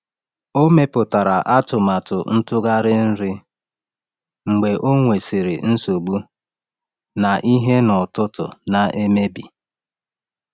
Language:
Igbo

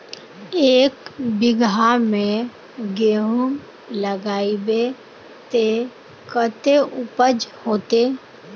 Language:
Magahi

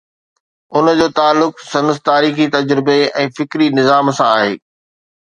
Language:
Sindhi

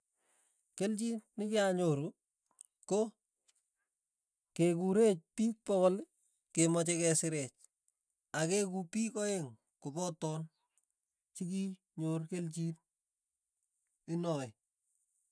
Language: Tugen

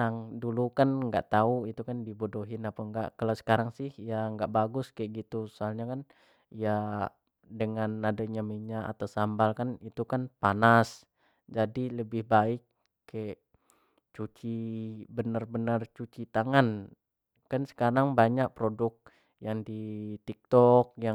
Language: Jambi Malay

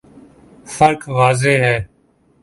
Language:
Urdu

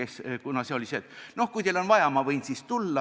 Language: Estonian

